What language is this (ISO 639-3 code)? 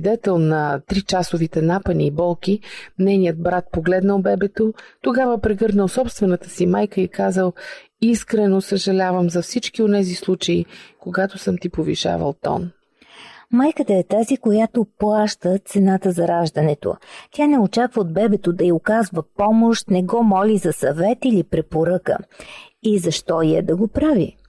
bul